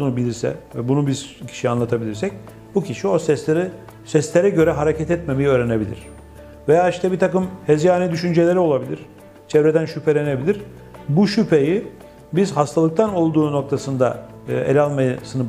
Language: Turkish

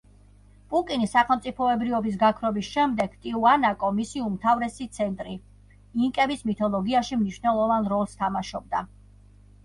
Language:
Georgian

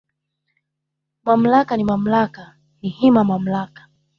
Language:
Swahili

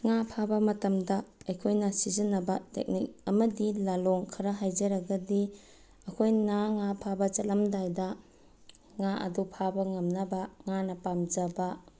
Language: Manipuri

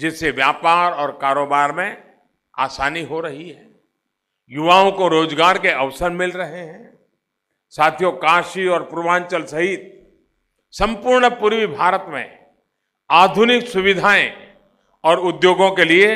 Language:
Hindi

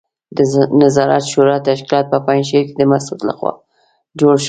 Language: Pashto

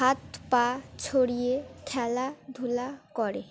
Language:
Bangla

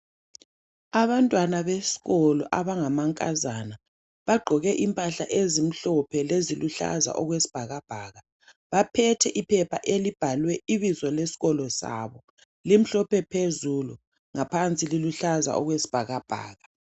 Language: North Ndebele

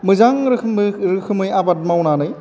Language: Bodo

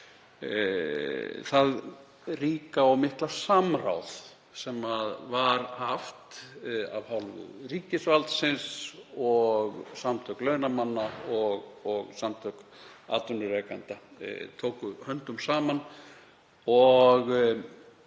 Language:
Icelandic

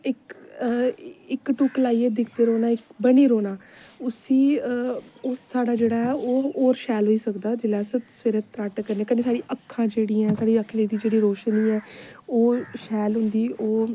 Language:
Dogri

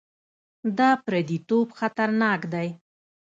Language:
Pashto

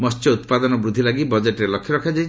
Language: Odia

